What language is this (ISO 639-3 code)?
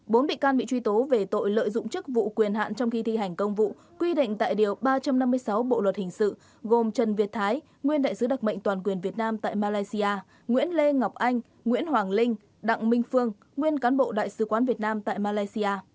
vie